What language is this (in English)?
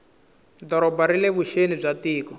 Tsonga